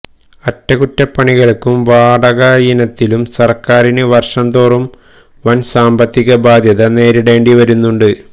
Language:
Malayalam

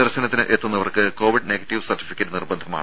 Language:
Malayalam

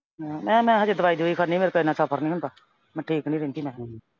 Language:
Punjabi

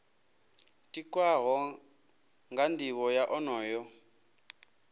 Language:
Venda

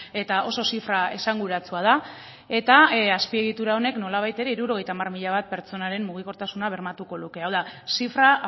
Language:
Basque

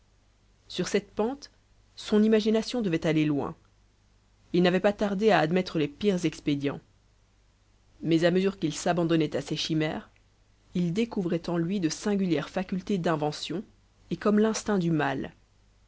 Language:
French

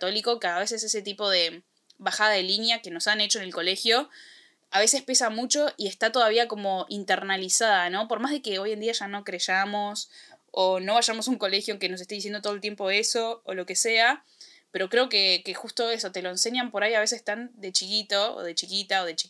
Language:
Spanish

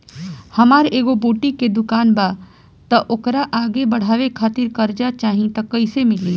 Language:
Bhojpuri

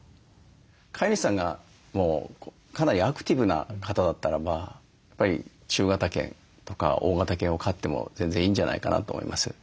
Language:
Japanese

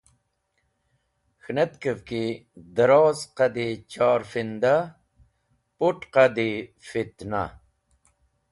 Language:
Wakhi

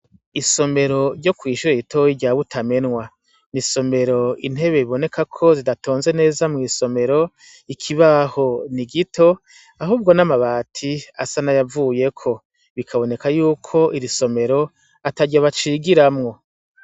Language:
Rundi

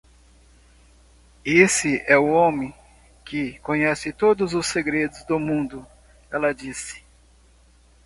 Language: Portuguese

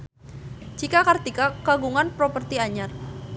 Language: Sundanese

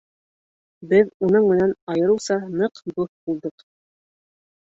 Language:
Bashkir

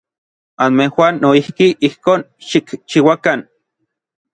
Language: Orizaba Nahuatl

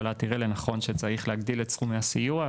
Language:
Hebrew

